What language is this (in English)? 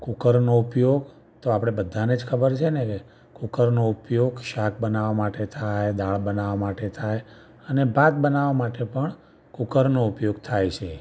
Gujarati